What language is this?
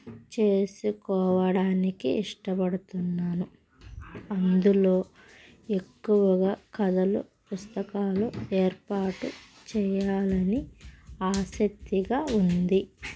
Telugu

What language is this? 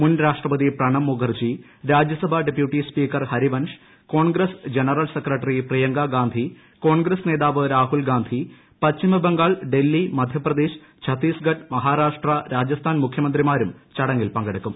Malayalam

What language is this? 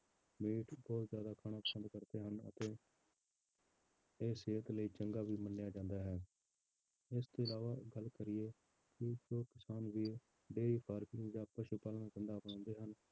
Punjabi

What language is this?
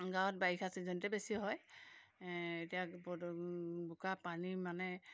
Assamese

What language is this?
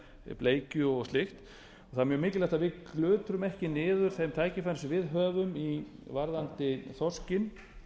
Icelandic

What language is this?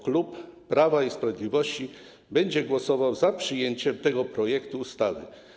Polish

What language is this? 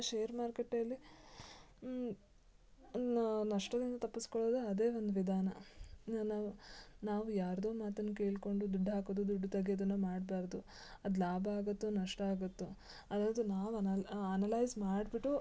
Kannada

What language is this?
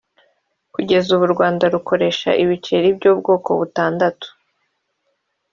Kinyarwanda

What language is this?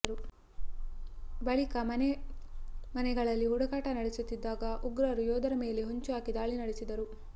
Kannada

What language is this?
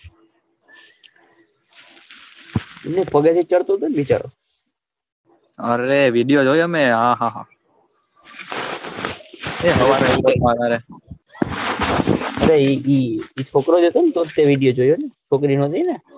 Gujarati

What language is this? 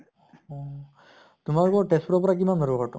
Assamese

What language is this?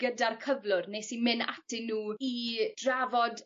Welsh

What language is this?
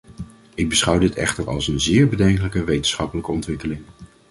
Dutch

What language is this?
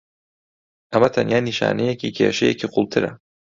Central Kurdish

